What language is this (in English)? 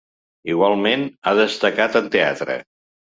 Catalan